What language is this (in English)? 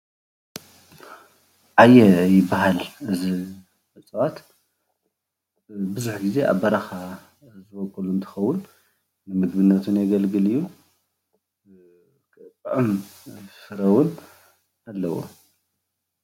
Tigrinya